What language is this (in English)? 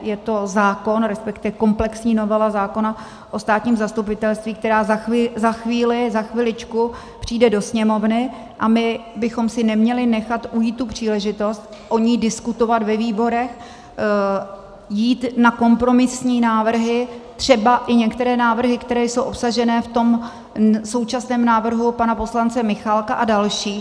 Czech